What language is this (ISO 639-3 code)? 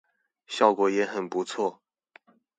zho